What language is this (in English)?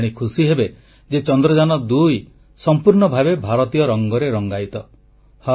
Odia